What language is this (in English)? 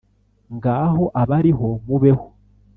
Kinyarwanda